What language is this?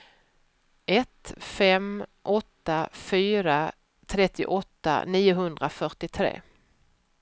Swedish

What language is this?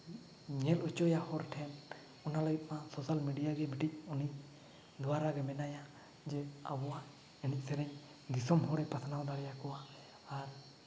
Santali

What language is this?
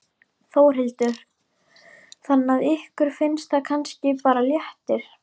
Icelandic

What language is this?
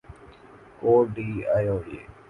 Urdu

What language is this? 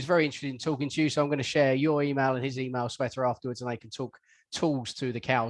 English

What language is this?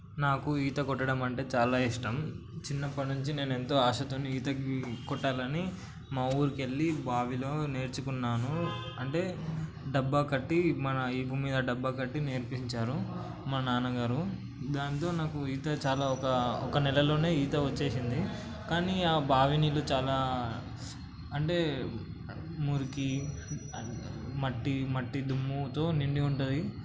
Telugu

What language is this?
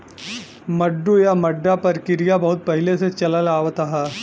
Bhojpuri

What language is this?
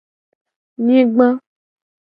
Gen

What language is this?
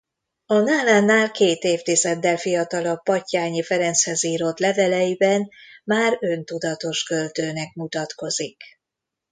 Hungarian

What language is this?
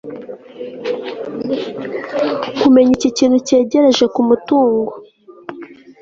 Kinyarwanda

